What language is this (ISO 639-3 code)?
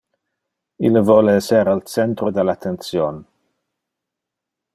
ina